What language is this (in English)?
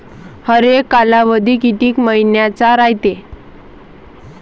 Marathi